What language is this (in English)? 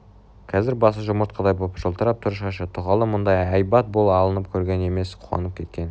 Kazakh